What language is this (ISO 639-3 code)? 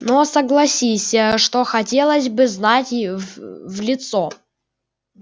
rus